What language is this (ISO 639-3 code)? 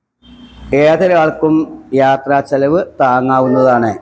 mal